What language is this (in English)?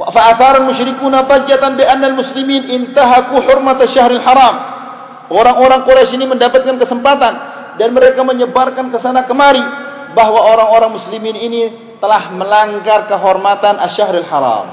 Malay